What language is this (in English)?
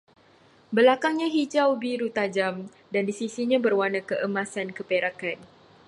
Malay